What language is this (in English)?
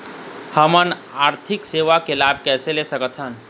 Chhattisgarhi